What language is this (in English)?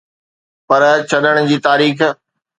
Sindhi